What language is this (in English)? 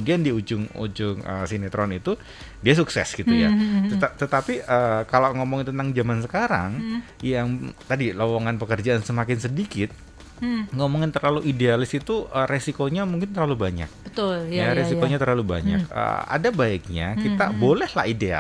Indonesian